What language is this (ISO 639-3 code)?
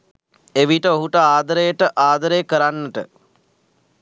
sin